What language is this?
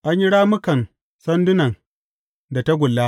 Hausa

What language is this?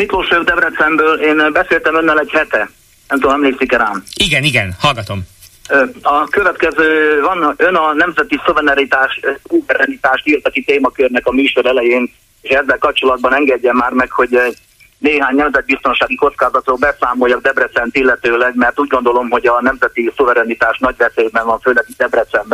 Hungarian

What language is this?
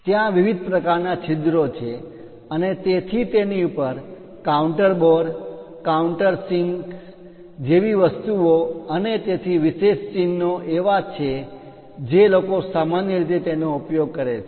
Gujarati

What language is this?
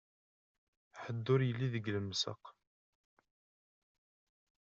Kabyle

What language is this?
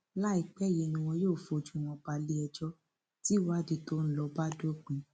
Yoruba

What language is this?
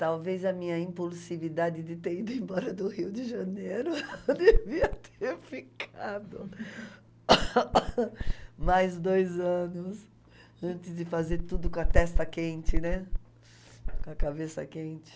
Portuguese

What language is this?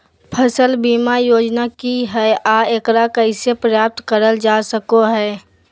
Magahi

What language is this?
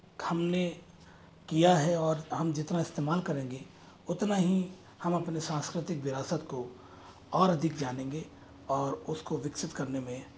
Hindi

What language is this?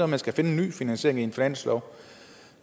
Danish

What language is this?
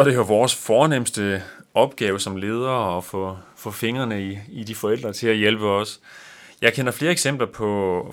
Danish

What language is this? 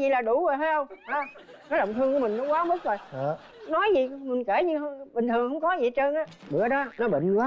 Vietnamese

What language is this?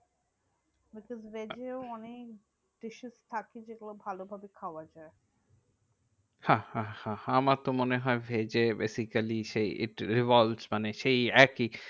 Bangla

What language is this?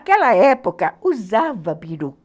Portuguese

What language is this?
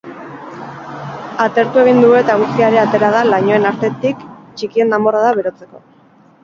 Basque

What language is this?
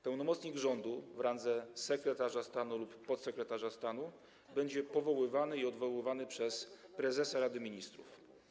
Polish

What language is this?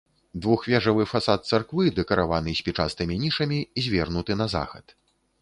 Belarusian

